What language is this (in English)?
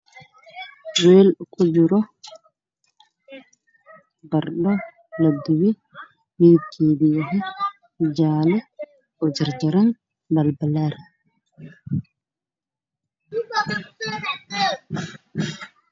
Somali